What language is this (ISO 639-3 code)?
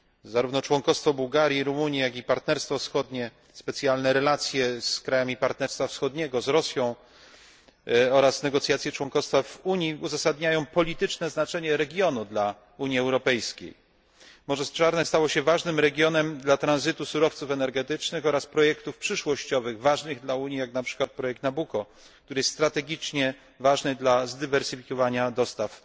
pol